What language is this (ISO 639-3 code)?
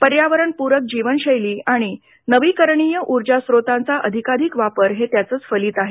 mar